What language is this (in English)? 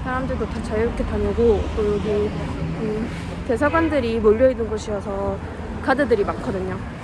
Korean